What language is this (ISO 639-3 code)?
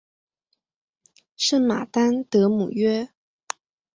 zho